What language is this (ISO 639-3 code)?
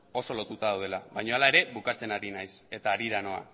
eus